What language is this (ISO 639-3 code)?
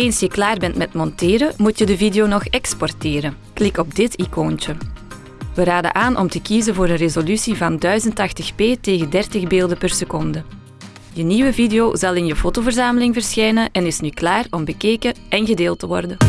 nld